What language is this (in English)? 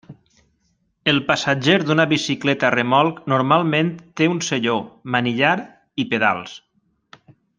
Catalan